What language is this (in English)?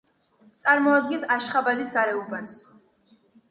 Georgian